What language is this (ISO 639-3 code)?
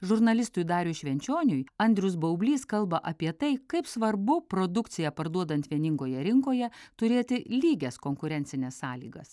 lit